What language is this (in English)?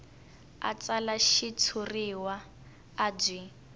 Tsonga